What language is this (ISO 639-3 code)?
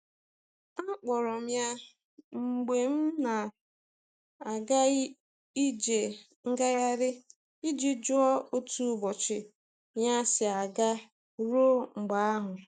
ibo